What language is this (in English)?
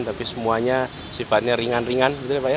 Indonesian